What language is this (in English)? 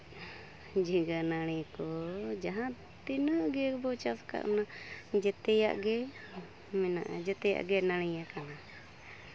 Santali